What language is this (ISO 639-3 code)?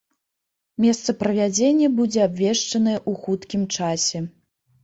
bel